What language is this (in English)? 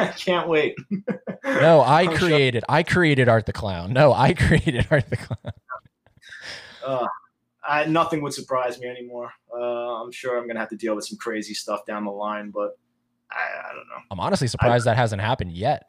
English